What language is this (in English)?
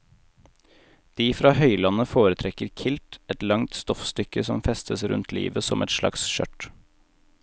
Norwegian